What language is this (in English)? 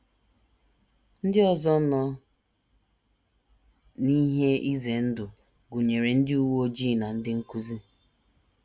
Igbo